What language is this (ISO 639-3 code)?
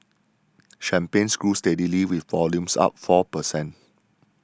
eng